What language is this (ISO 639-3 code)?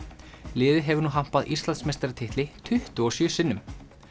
isl